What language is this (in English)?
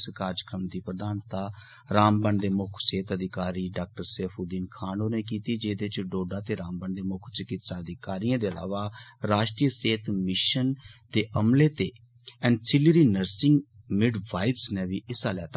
Dogri